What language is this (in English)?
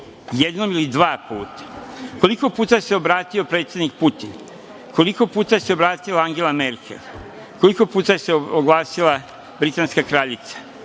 Serbian